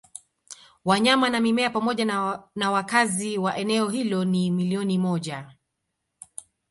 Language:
Swahili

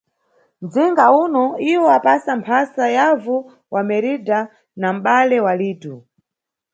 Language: Nyungwe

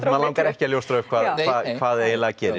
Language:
Icelandic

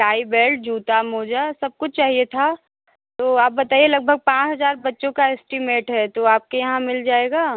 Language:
Hindi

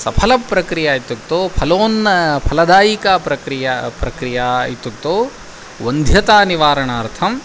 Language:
Sanskrit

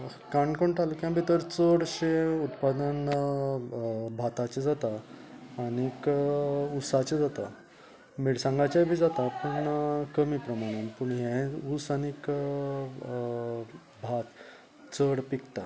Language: Konkani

